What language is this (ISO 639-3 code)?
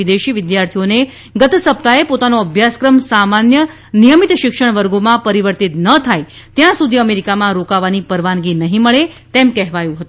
guj